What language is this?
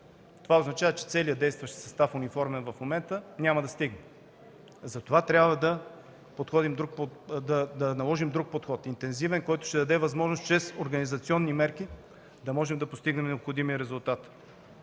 Bulgarian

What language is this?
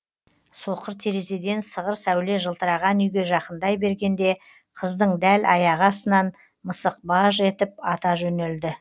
Kazakh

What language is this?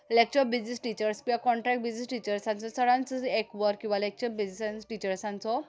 Konkani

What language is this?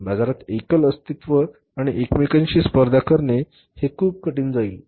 Marathi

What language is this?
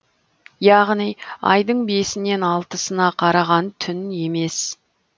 Kazakh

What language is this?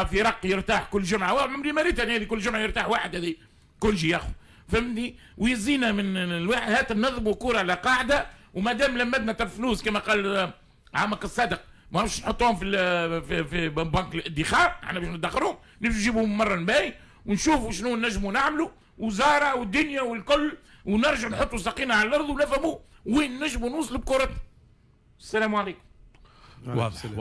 Arabic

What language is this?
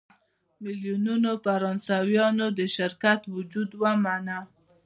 Pashto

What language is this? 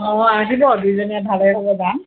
Assamese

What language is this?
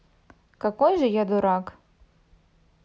Russian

